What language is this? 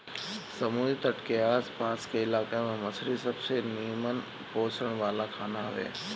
Bhojpuri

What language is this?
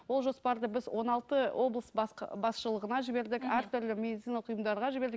Kazakh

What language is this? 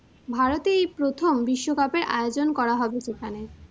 Bangla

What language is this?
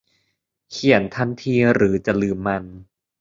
Thai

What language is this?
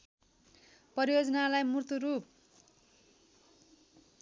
Nepali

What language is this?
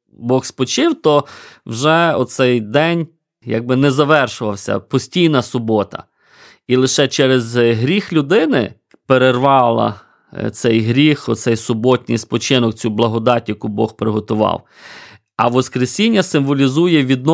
Ukrainian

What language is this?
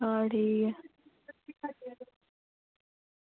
Dogri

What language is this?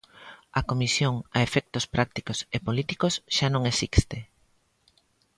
Galician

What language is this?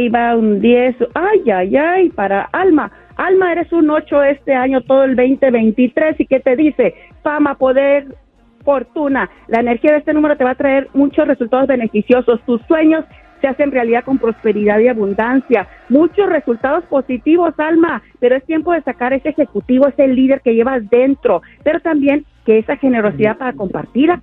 Spanish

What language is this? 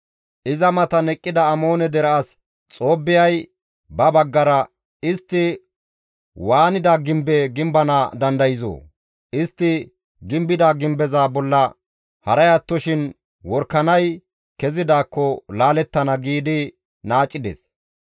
Gamo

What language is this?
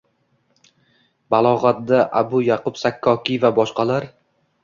Uzbek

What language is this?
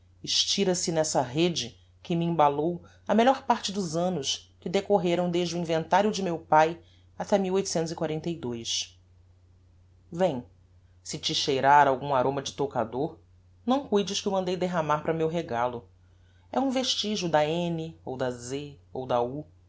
Portuguese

